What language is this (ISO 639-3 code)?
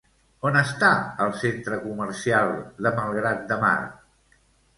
cat